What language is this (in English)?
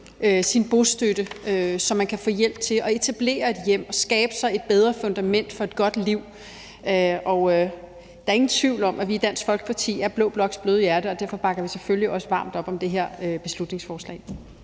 Danish